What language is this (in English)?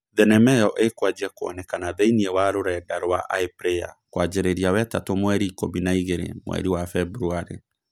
Kikuyu